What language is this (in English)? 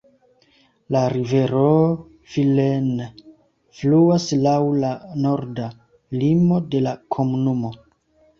Esperanto